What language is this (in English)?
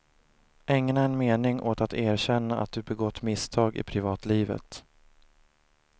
Swedish